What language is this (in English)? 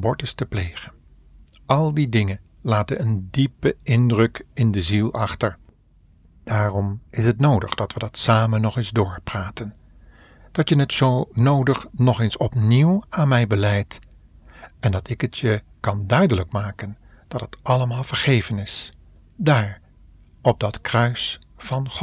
Dutch